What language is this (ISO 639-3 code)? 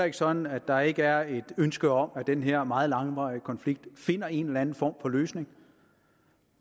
dan